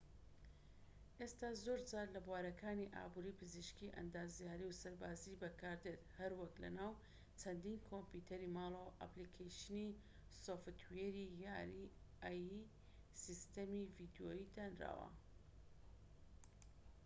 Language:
Central Kurdish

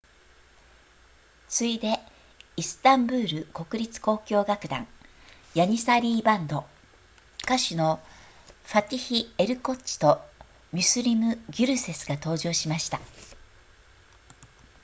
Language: Japanese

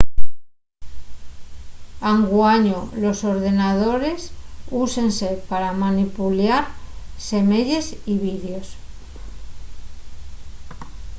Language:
Asturian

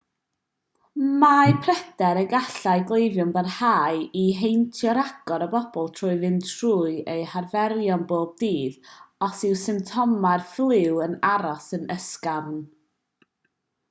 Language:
Welsh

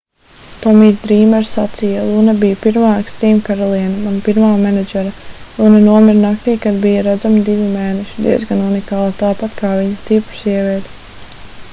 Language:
Latvian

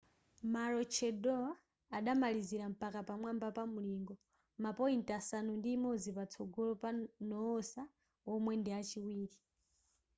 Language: Nyanja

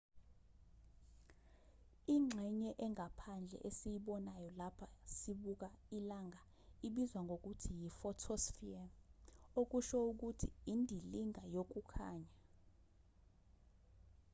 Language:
Zulu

